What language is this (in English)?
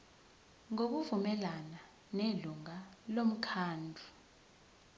Zulu